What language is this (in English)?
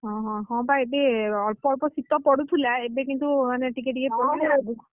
Odia